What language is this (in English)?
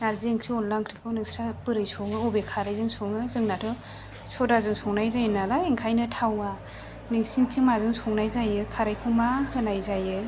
Bodo